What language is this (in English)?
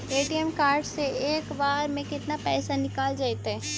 Magahi